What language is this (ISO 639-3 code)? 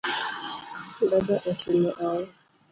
luo